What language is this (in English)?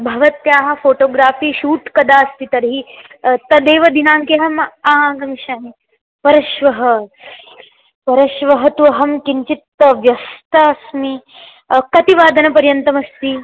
Sanskrit